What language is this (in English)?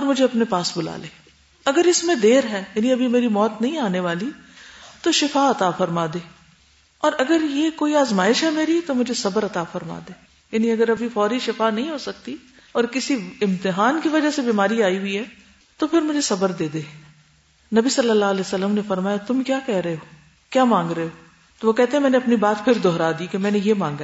Urdu